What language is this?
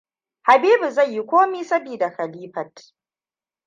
Hausa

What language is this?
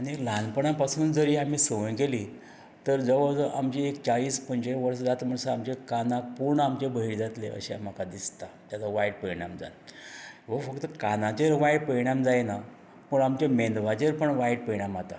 Konkani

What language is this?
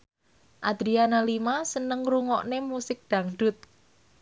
Javanese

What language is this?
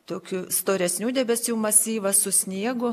Lithuanian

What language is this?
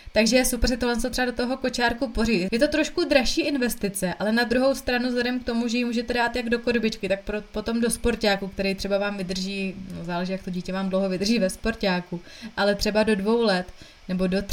Czech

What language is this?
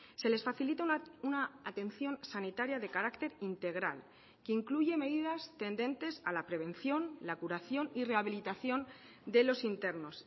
Spanish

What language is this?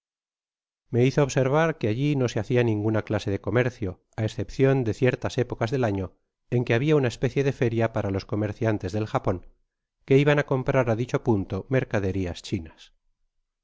Spanish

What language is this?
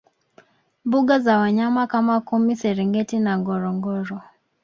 Swahili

